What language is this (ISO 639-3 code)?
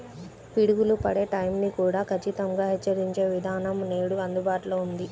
tel